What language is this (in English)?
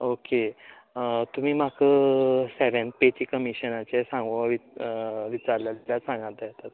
Konkani